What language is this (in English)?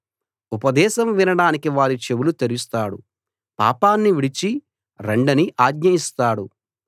Telugu